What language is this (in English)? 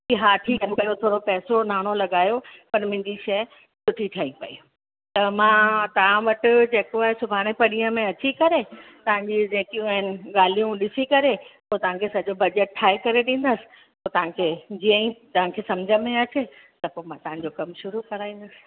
Sindhi